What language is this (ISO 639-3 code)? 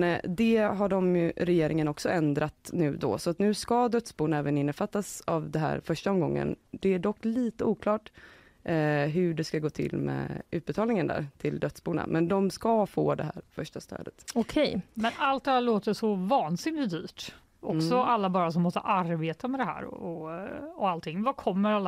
swe